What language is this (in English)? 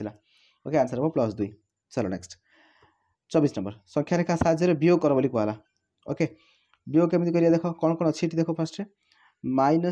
Hindi